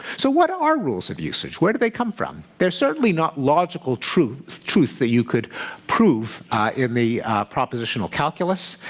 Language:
English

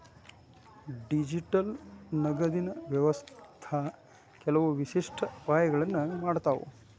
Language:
Kannada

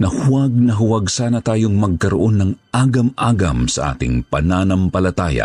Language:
Filipino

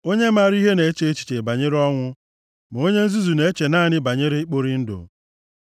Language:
Igbo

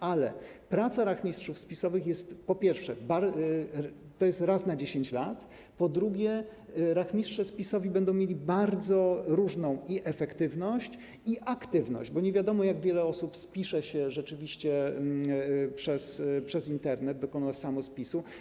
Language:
Polish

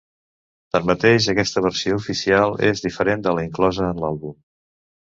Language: Catalan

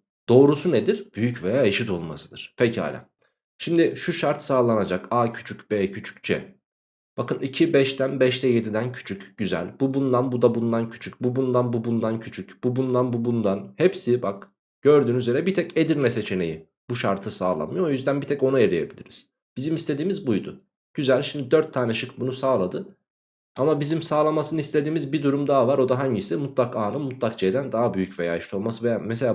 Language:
Turkish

